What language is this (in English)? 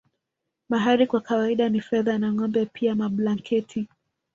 Swahili